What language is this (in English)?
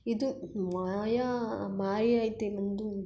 Kannada